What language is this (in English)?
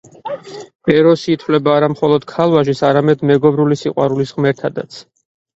Georgian